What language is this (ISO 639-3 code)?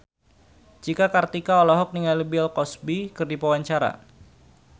sun